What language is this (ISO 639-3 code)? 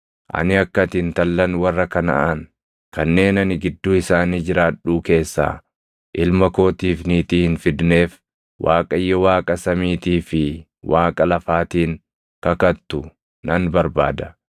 orm